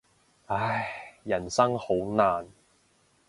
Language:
Cantonese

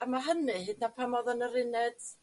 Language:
Welsh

